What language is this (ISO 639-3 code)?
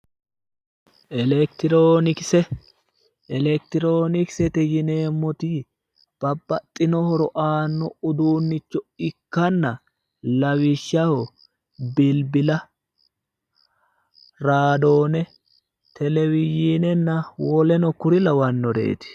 sid